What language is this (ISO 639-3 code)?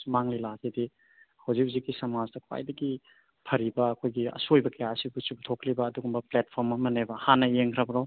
mni